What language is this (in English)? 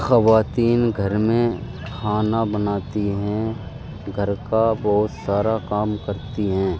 Urdu